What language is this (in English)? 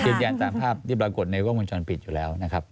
Thai